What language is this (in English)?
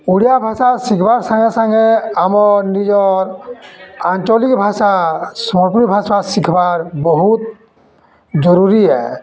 Odia